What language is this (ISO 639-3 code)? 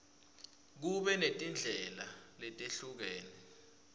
ssw